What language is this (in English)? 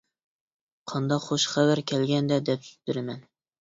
Uyghur